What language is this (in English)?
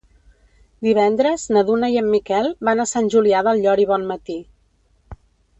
Catalan